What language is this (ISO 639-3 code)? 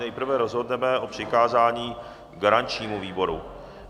ces